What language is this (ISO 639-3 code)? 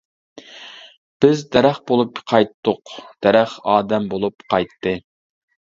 uig